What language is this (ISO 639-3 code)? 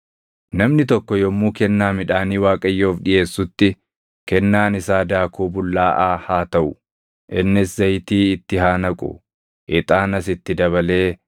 orm